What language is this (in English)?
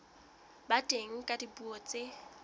Southern Sotho